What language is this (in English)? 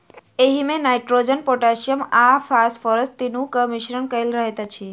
Maithili